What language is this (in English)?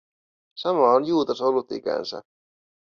Finnish